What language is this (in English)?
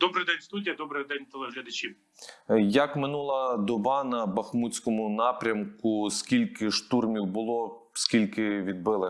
Ukrainian